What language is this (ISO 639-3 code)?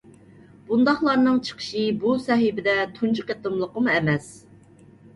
uig